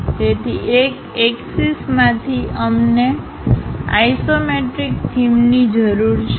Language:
Gujarati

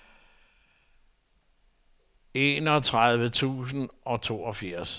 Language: Danish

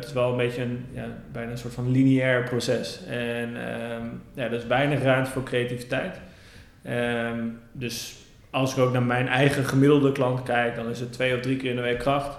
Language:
Dutch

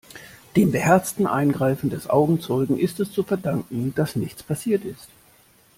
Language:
German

